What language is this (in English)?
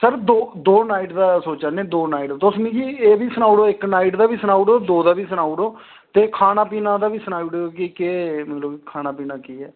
Dogri